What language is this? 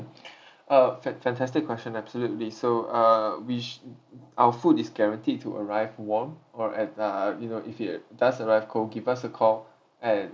English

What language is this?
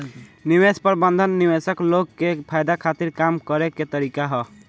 Bhojpuri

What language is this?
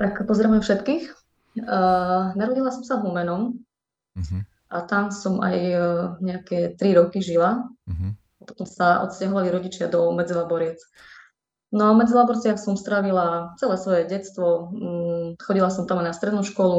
Slovak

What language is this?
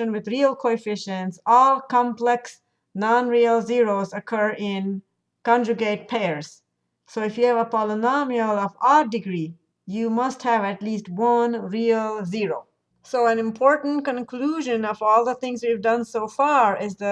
English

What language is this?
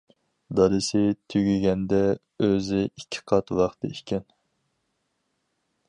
Uyghur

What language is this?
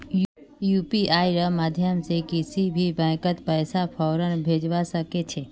Magahi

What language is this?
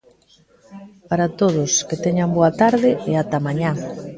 Galician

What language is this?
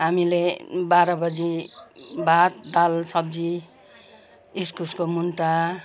Nepali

